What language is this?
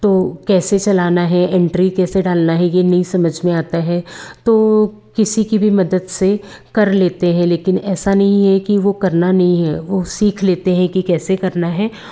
Hindi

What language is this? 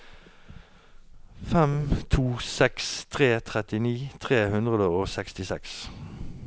Norwegian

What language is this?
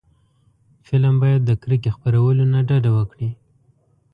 Pashto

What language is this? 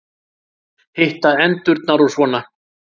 Icelandic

